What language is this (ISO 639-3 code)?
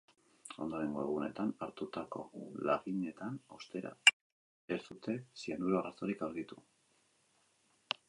eus